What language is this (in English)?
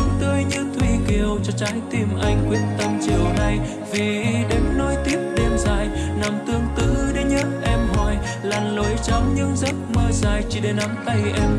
Vietnamese